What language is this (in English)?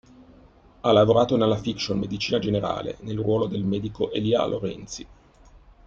Italian